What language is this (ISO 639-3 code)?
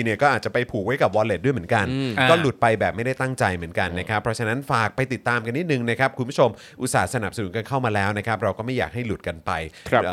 tha